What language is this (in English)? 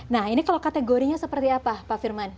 Indonesian